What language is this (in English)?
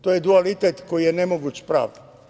Serbian